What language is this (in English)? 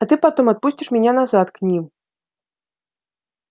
Russian